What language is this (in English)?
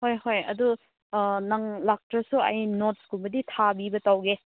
Manipuri